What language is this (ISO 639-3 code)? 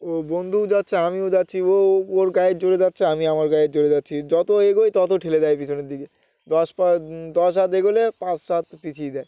ben